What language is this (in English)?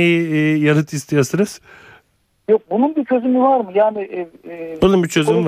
Turkish